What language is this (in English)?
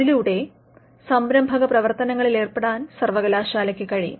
Malayalam